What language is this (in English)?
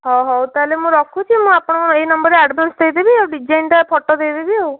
Odia